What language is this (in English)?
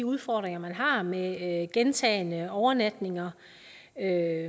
Danish